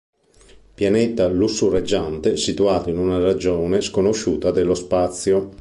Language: Italian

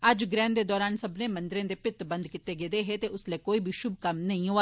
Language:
Dogri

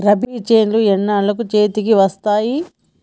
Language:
Telugu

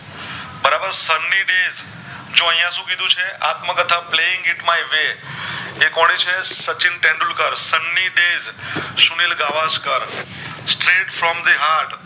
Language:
Gujarati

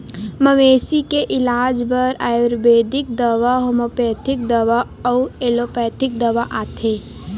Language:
Chhattisgarhi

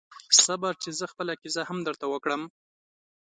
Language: Pashto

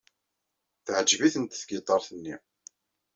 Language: Kabyle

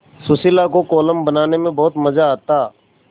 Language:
Hindi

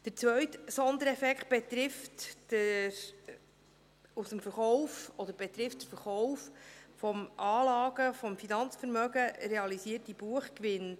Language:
Swiss German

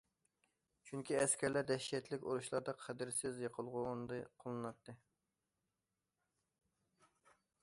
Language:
Uyghur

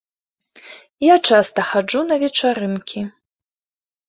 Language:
Belarusian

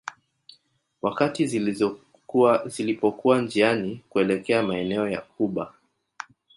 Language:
Swahili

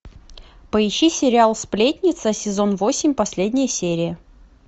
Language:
Russian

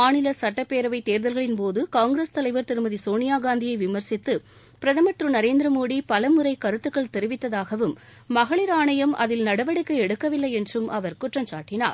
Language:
Tamil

